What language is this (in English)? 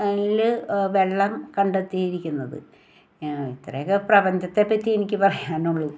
Malayalam